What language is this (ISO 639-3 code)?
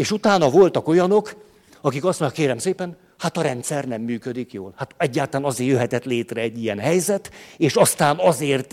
hun